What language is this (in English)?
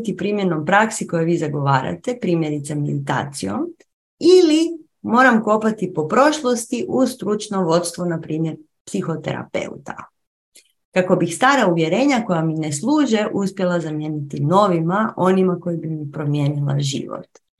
Croatian